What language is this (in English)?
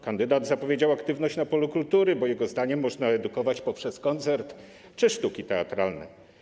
Polish